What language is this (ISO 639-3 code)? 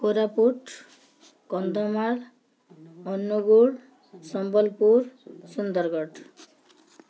ori